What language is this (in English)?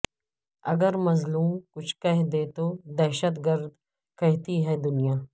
Urdu